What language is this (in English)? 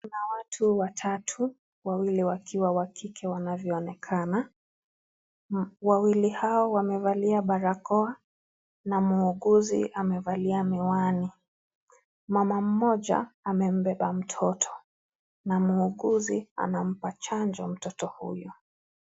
Swahili